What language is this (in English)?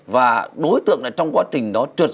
Vietnamese